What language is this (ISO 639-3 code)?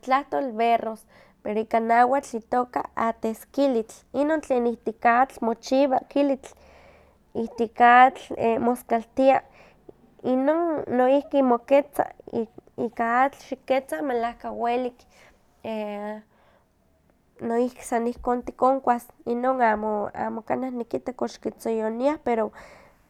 nhq